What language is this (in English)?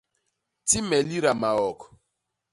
Basaa